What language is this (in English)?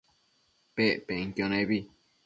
Matsés